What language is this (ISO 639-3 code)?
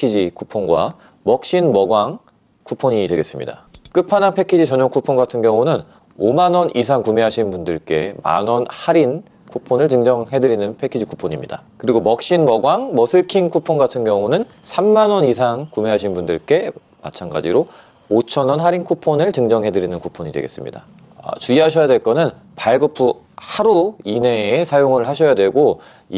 kor